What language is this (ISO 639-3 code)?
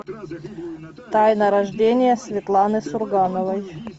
rus